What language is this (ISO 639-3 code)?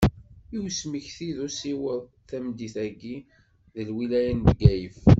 kab